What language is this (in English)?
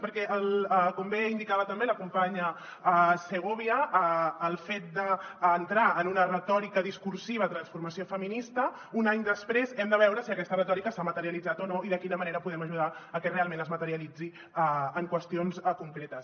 Catalan